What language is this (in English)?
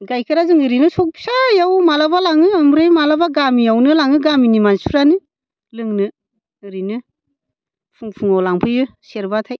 Bodo